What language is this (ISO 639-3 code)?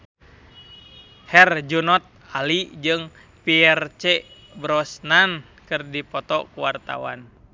sun